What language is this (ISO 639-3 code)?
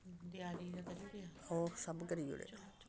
doi